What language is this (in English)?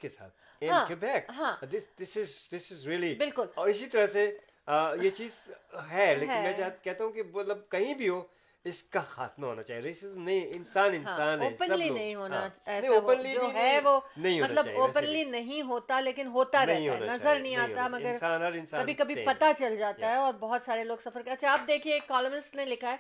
Urdu